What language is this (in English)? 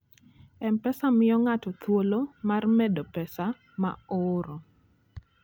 Luo (Kenya and Tanzania)